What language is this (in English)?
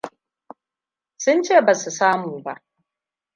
Hausa